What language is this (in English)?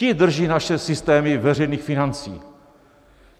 Czech